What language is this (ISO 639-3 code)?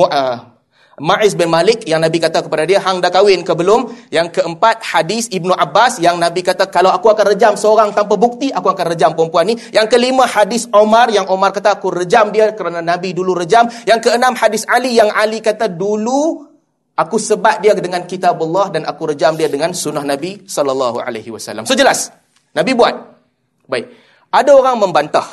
msa